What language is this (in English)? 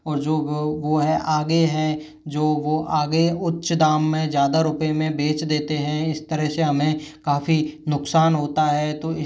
Hindi